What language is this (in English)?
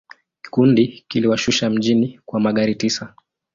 Swahili